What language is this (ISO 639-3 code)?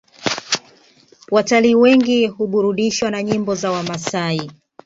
swa